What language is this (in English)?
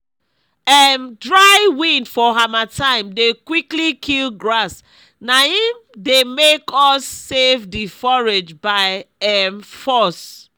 Nigerian Pidgin